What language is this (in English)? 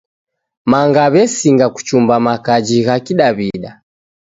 Taita